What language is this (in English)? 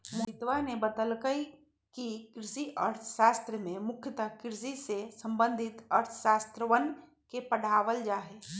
Magahi